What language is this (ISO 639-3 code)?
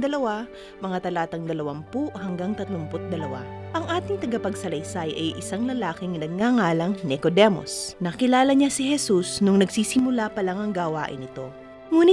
fil